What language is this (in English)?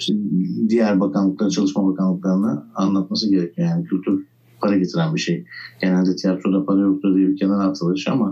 Turkish